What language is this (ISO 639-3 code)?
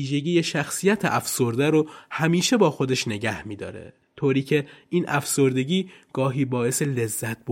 fas